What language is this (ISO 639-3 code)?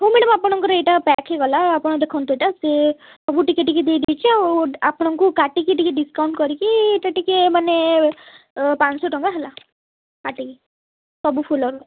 ori